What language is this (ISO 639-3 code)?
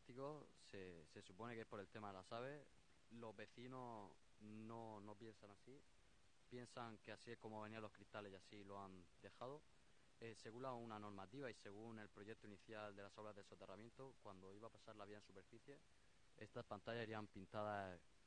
spa